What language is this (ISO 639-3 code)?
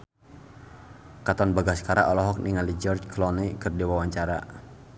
sun